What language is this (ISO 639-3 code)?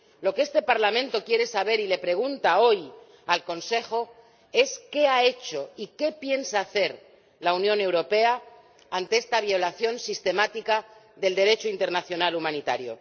spa